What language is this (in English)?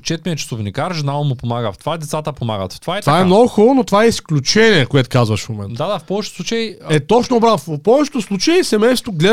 Bulgarian